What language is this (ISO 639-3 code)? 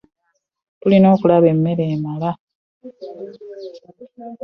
lug